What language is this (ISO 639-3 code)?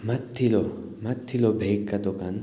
nep